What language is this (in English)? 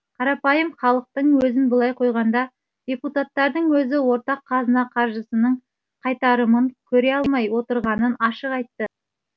Kazakh